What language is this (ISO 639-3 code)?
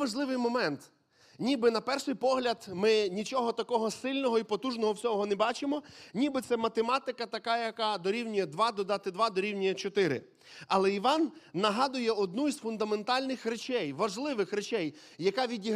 ukr